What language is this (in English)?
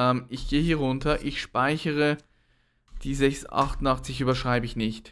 German